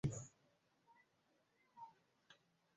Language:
Swahili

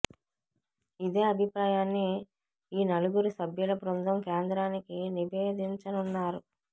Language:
Telugu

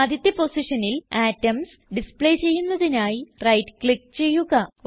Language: Malayalam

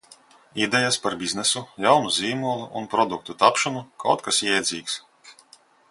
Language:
Latvian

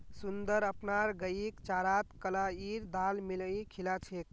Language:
Magahi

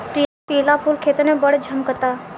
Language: Bhojpuri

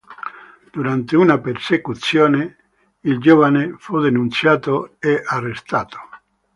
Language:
Italian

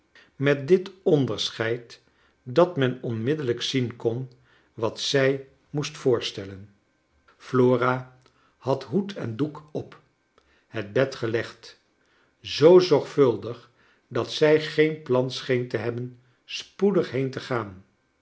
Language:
Dutch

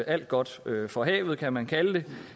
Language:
Danish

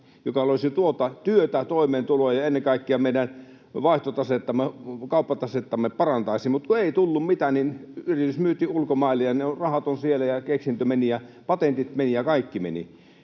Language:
Finnish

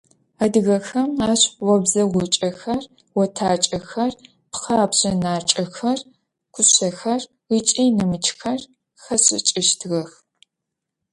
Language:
Adyghe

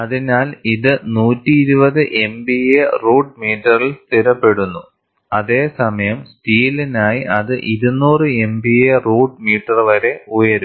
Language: Malayalam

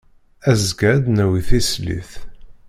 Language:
Kabyle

